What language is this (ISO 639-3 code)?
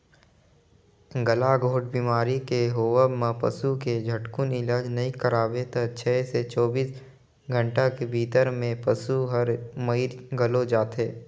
hne